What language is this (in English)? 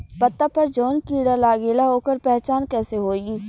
Bhojpuri